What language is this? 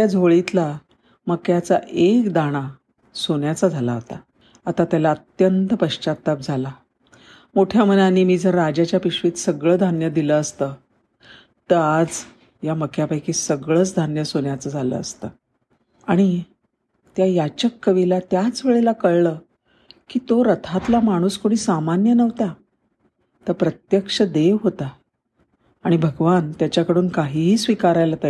Marathi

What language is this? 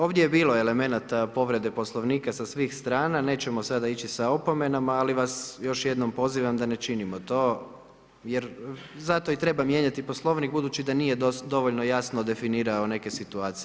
Croatian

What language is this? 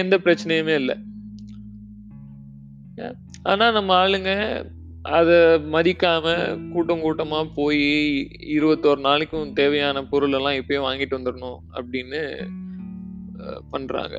Tamil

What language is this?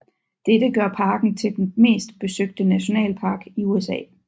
Danish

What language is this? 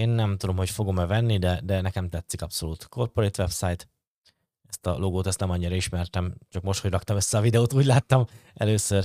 Hungarian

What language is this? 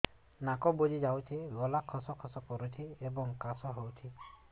Odia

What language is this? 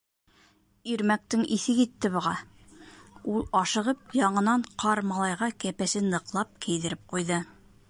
Bashkir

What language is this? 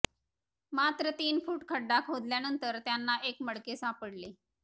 Marathi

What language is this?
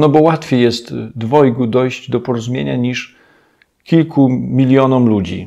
Polish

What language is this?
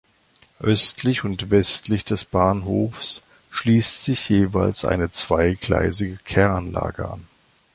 German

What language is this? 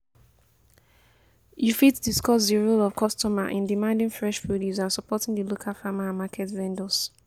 Nigerian Pidgin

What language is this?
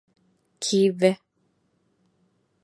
Divehi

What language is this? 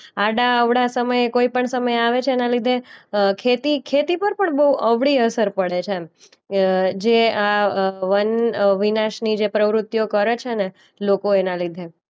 Gujarati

